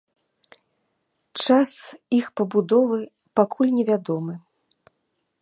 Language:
Belarusian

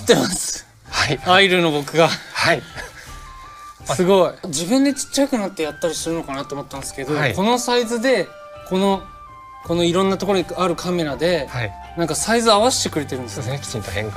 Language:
Japanese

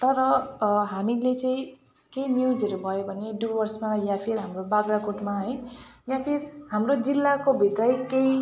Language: Nepali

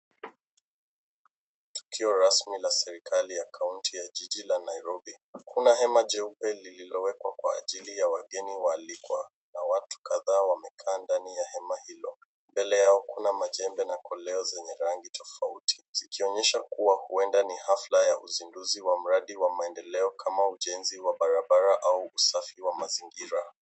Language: Swahili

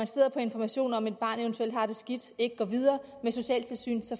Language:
Danish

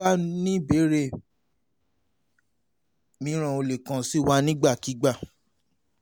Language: Yoruba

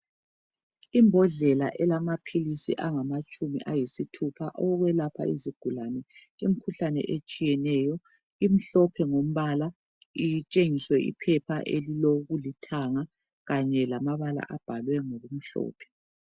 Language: North Ndebele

